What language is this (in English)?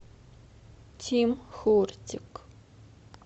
Russian